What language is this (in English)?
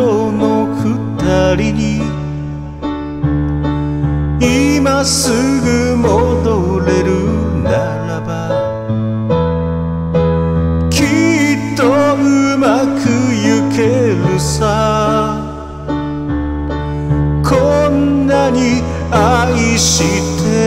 Korean